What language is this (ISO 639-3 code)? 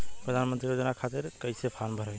bho